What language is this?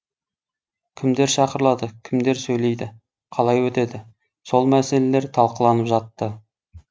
Kazakh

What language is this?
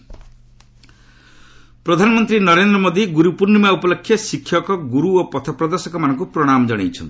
Odia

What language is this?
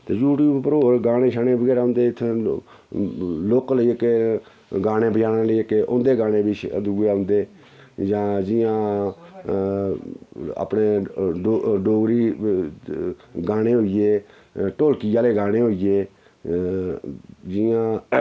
Dogri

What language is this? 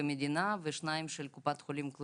Hebrew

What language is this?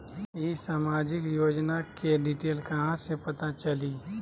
Magahi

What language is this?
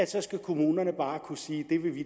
Danish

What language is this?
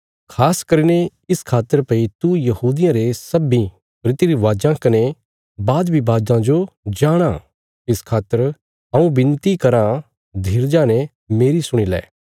Bilaspuri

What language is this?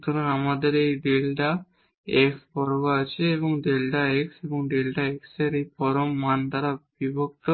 Bangla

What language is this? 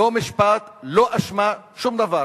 Hebrew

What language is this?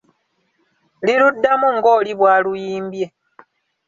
Ganda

